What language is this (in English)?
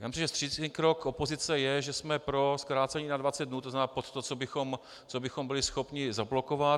Czech